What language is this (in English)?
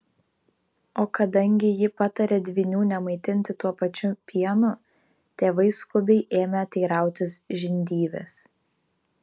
Lithuanian